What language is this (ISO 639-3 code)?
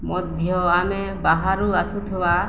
ori